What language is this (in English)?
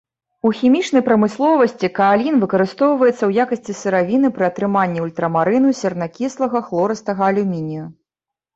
Belarusian